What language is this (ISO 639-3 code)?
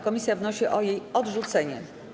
pol